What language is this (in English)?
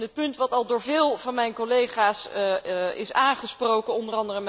Dutch